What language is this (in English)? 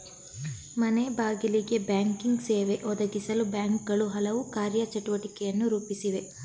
Kannada